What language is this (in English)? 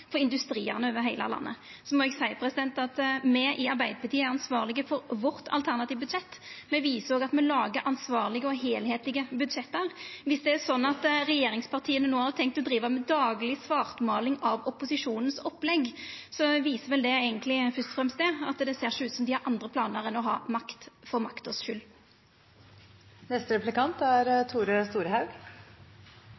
Norwegian Nynorsk